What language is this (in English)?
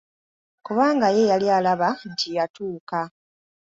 Ganda